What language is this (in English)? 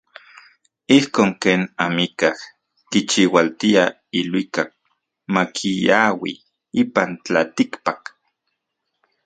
Central Puebla Nahuatl